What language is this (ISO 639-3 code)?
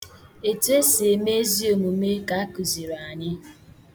ibo